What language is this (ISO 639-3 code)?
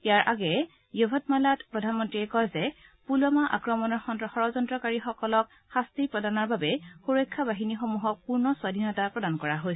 asm